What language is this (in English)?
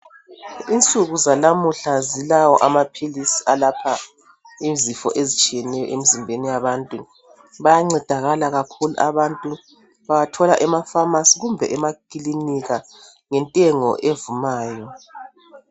North Ndebele